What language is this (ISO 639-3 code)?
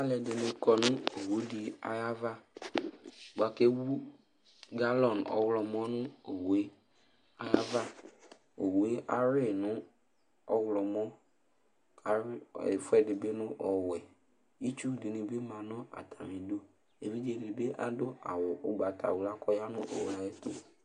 kpo